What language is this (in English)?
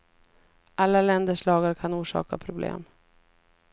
Swedish